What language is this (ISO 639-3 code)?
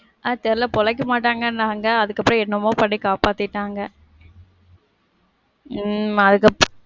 tam